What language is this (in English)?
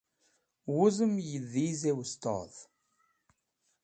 Wakhi